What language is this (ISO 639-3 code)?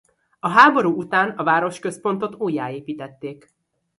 hun